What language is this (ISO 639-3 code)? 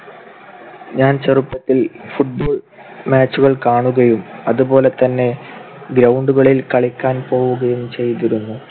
mal